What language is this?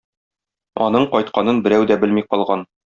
Tatar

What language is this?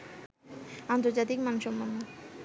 Bangla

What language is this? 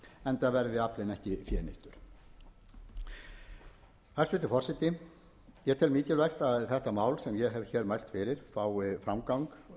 Icelandic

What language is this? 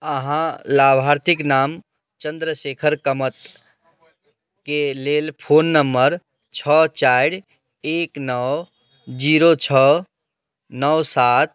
Maithili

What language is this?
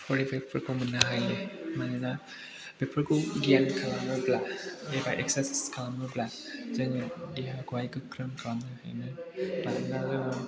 Bodo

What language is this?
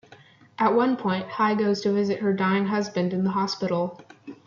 English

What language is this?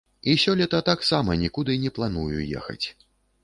Belarusian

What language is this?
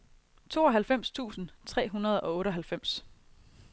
Danish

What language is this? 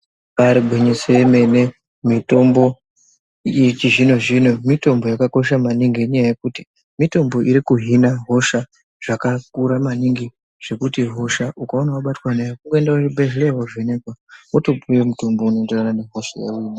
Ndau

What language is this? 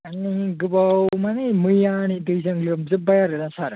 Bodo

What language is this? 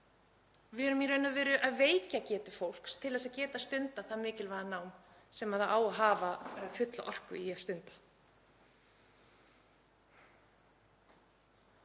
Icelandic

